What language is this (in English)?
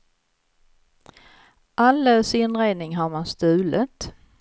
Swedish